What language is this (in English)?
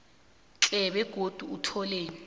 South Ndebele